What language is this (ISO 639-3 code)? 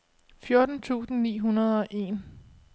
dan